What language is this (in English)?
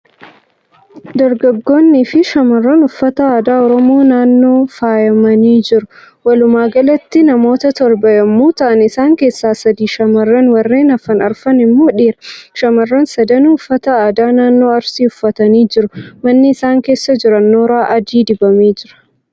Oromo